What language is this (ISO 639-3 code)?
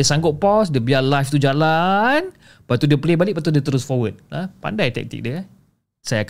msa